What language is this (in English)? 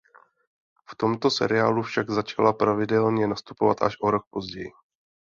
Czech